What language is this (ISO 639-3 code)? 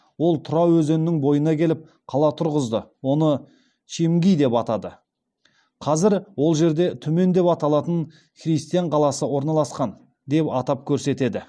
kaz